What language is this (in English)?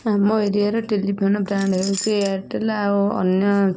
Odia